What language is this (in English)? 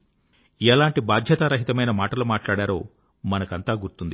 Telugu